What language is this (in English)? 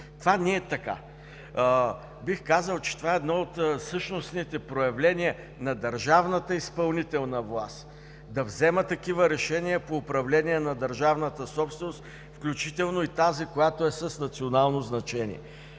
Bulgarian